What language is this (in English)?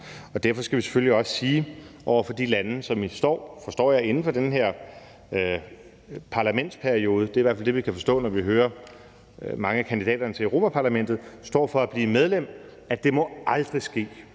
Danish